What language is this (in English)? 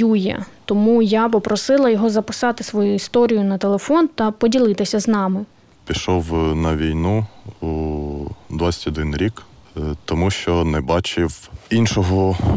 Ukrainian